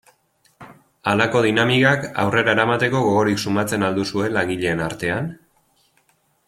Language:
Basque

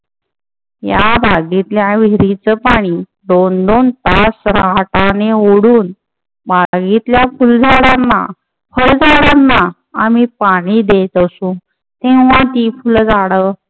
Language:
Marathi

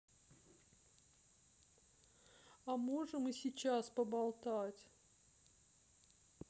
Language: Russian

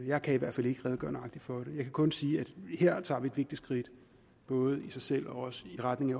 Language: Danish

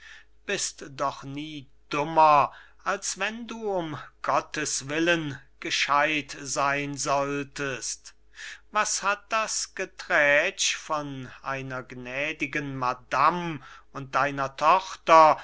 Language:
German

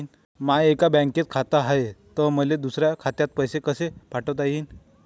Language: Marathi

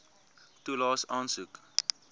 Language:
Afrikaans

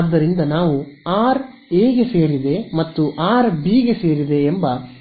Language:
Kannada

